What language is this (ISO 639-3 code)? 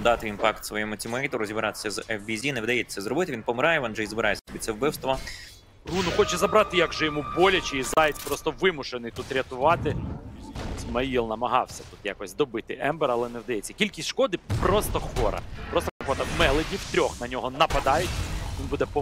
ukr